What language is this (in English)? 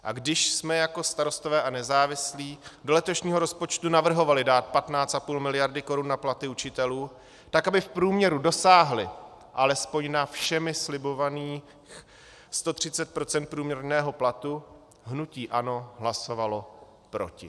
Czech